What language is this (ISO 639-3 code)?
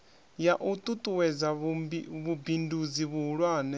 ven